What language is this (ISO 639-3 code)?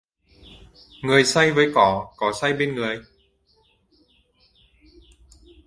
vie